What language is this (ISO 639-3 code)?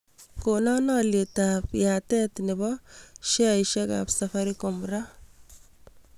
kln